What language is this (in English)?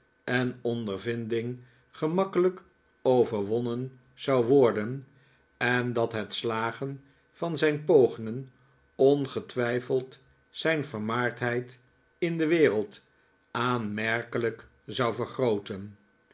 Dutch